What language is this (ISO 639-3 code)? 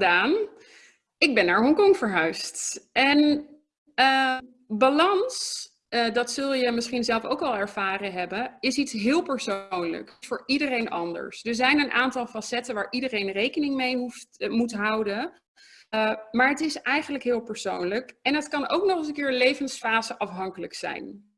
nld